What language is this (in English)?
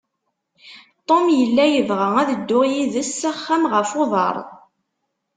Kabyle